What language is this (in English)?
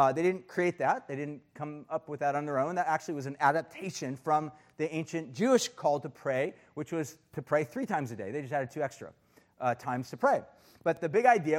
English